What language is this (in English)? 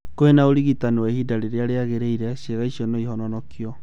Kikuyu